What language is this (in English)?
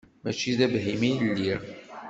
Kabyle